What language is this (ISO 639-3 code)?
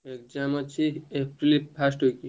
ori